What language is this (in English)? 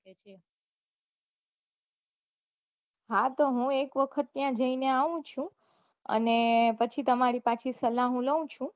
Gujarati